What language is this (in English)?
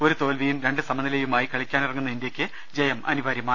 Malayalam